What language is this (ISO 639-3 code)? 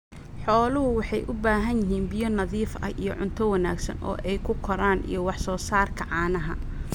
som